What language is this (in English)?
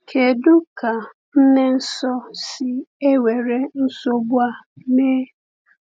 Igbo